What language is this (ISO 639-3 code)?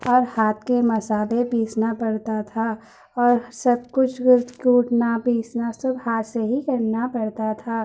urd